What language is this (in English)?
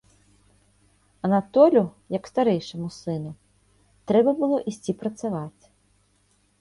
Belarusian